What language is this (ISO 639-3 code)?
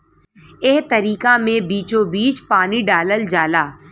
bho